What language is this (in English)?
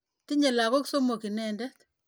Kalenjin